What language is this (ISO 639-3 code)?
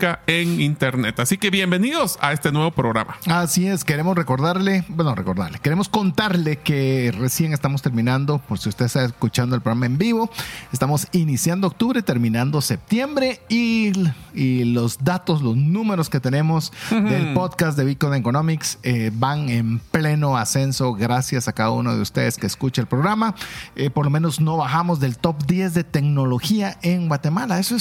spa